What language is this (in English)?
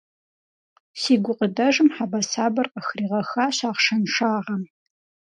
Kabardian